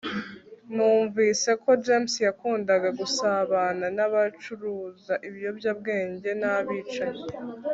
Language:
Kinyarwanda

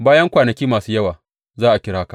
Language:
Hausa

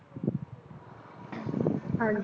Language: Punjabi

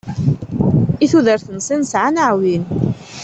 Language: Kabyle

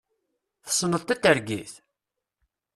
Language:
Kabyle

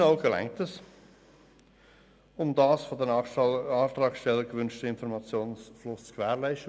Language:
Swiss German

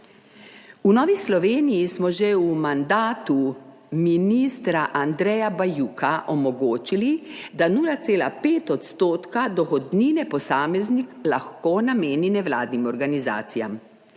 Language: Slovenian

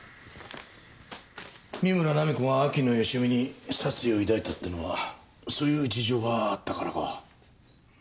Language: Japanese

